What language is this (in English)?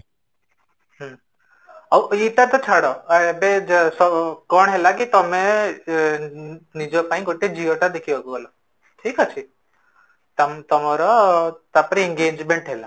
Odia